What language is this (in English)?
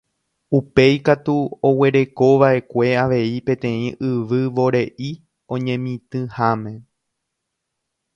Guarani